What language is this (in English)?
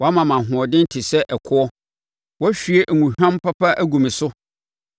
Akan